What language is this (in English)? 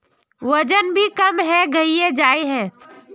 Magahi